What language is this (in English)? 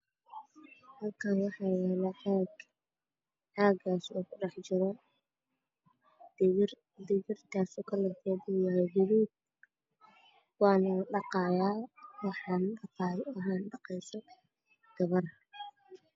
Somali